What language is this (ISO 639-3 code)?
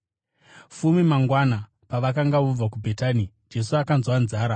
sna